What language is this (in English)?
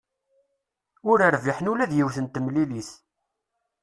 Kabyle